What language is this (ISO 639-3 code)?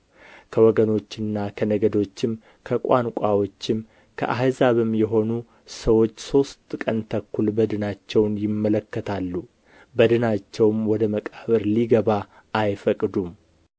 amh